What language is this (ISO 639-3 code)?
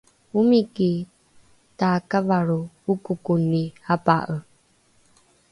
dru